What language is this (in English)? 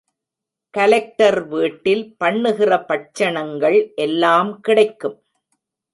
Tamil